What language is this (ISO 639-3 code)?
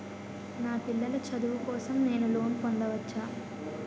tel